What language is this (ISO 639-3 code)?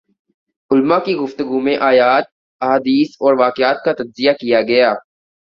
urd